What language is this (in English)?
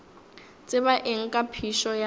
Northern Sotho